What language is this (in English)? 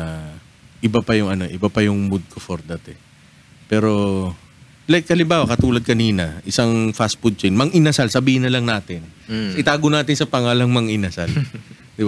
Filipino